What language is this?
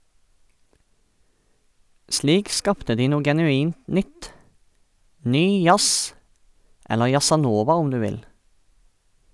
Norwegian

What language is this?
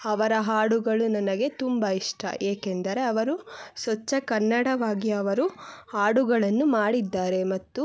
Kannada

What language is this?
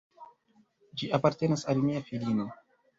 Esperanto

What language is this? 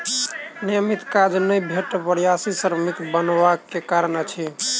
Maithili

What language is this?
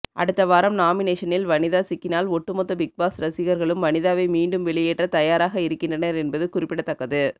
Tamil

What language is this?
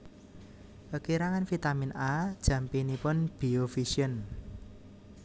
Javanese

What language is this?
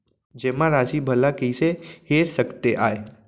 Chhattisgarhi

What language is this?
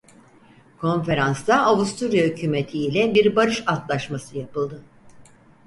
Turkish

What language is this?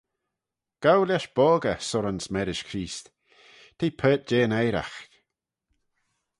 Manx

